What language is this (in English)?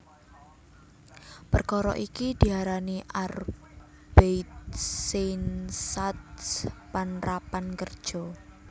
Javanese